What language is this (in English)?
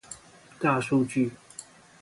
Chinese